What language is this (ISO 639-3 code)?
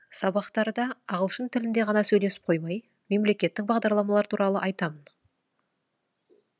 kaz